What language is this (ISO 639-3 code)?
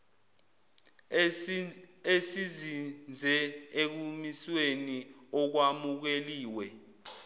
zul